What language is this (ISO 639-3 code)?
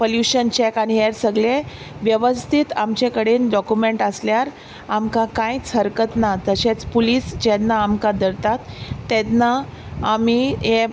kok